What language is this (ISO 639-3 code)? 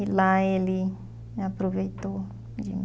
por